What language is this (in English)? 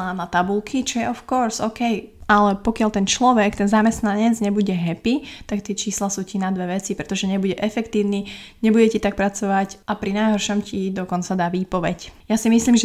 Slovak